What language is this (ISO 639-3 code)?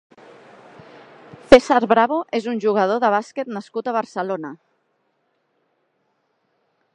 cat